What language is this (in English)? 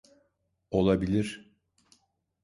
Turkish